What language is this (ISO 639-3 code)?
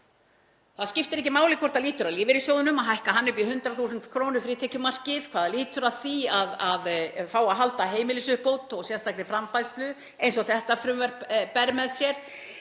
isl